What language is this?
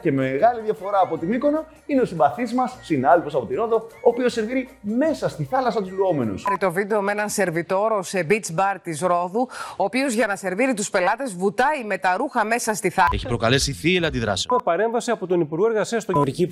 Greek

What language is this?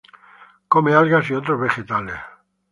Spanish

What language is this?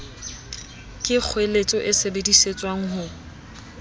Southern Sotho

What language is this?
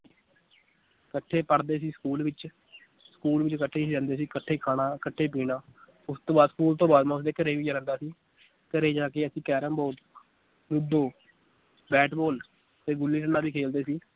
Punjabi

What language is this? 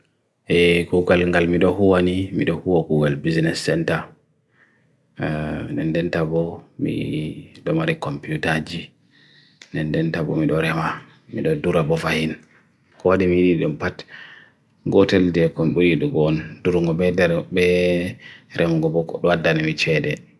Bagirmi Fulfulde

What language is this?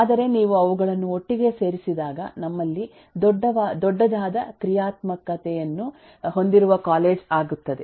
Kannada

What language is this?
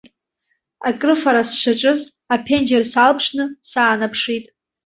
Abkhazian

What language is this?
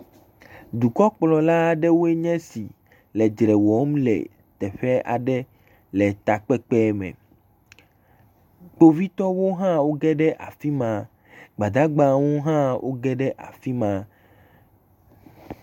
Ewe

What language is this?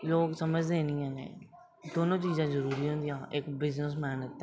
Dogri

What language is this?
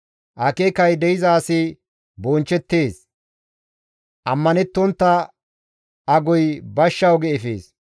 Gamo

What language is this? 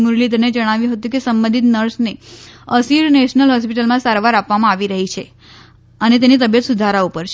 Gujarati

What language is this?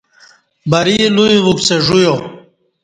Kati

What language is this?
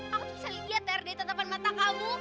Indonesian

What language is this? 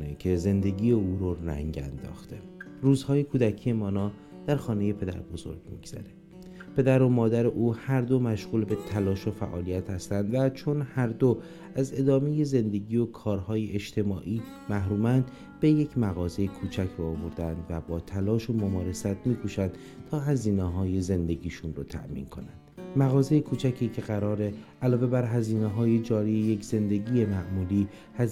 Persian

